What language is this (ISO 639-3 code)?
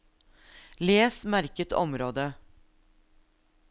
nor